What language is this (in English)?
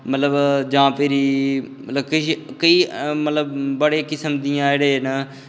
Dogri